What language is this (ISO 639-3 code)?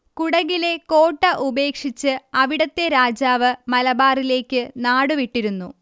mal